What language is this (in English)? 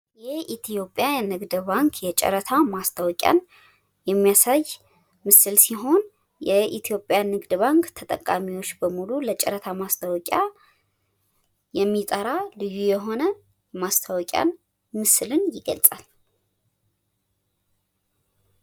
Amharic